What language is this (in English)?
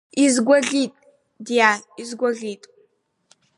Abkhazian